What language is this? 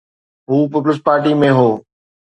Sindhi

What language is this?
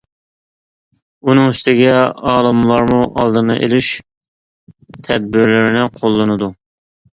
Uyghur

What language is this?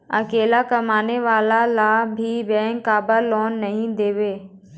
Chhattisgarhi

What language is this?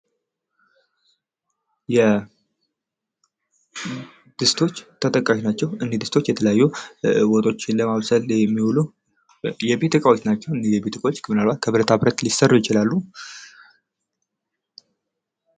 Amharic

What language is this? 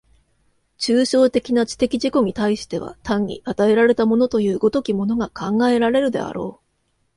Japanese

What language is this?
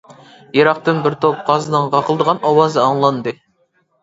Uyghur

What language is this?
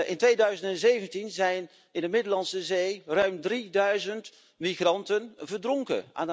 Dutch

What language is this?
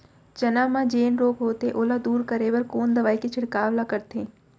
Chhattisgarhi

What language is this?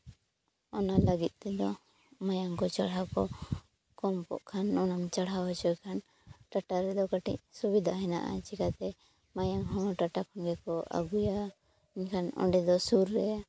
Santali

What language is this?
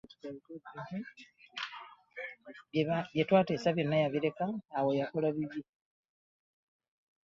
Ganda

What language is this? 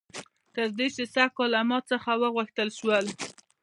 Pashto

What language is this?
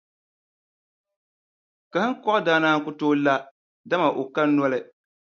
Dagbani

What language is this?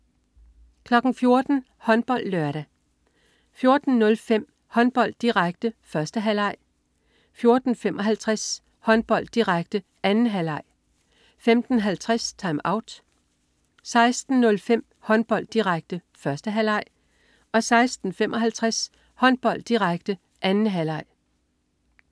Danish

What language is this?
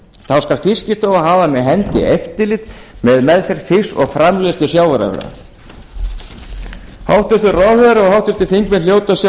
Icelandic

